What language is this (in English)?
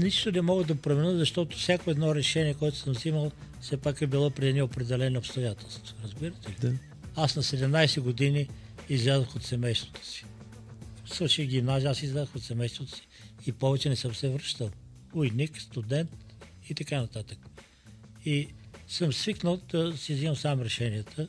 Bulgarian